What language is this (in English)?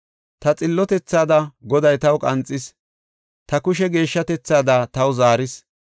Gofa